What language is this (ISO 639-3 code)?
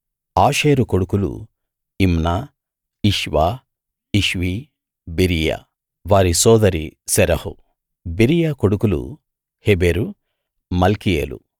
tel